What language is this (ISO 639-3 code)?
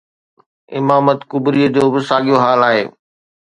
snd